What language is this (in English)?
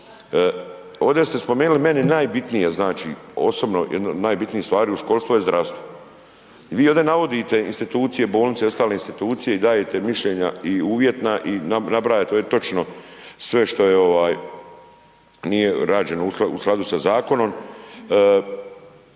Croatian